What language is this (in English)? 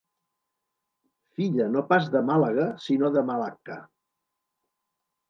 Catalan